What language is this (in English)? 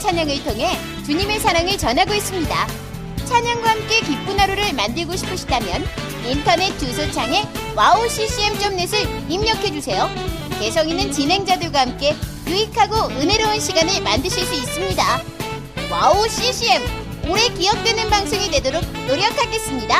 Korean